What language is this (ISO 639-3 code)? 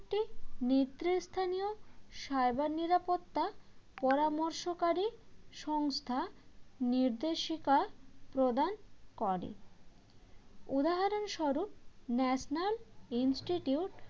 ben